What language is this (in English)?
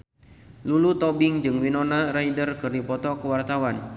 Sundanese